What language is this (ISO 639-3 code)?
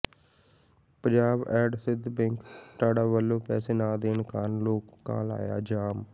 pan